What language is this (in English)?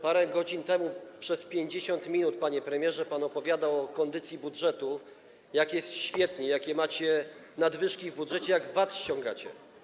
Polish